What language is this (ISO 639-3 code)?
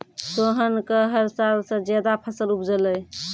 mai